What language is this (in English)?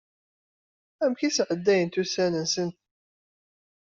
Kabyle